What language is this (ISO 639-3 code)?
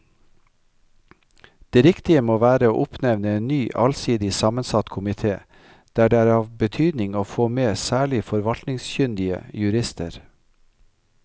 nor